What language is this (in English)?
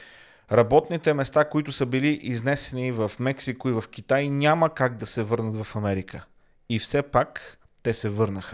Bulgarian